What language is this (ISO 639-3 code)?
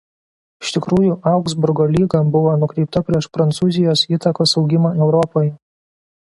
lit